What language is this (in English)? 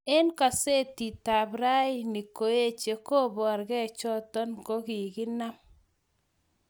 Kalenjin